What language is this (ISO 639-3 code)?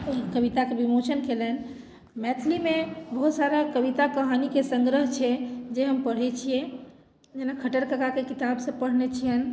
mai